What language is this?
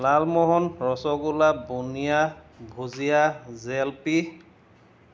Assamese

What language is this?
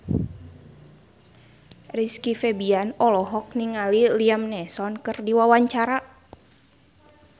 Sundanese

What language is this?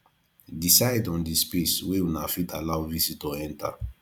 Nigerian Pidgin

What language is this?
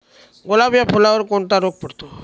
Marathi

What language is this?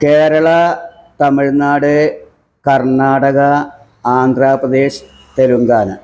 Malayalam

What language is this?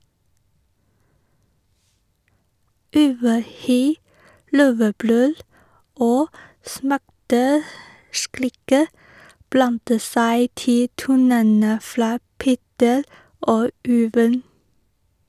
Norwegian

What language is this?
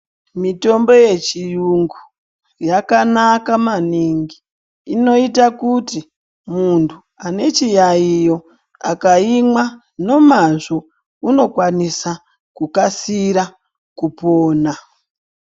Ndau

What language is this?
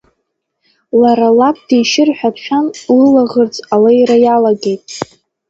Abkhazian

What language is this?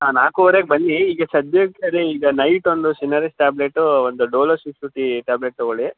Kannada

